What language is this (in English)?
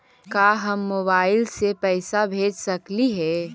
Magahi